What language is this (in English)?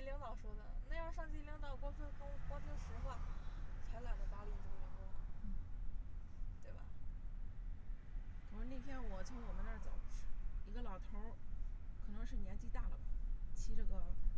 Chinese